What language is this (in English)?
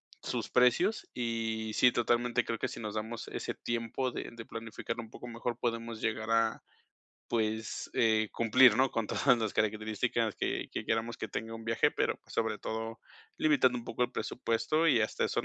Spanish